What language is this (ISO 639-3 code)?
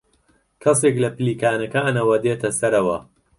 ckb